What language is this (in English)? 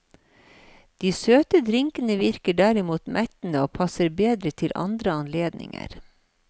Norwegian